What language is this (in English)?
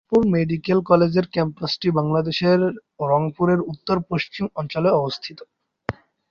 Bangla